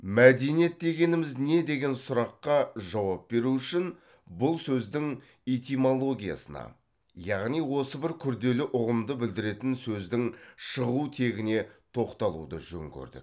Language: Kazakh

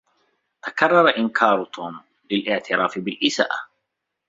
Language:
Arabic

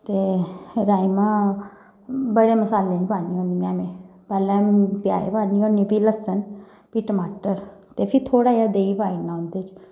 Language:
Dogri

